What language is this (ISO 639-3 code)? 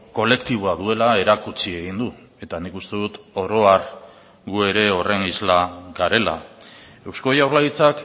eus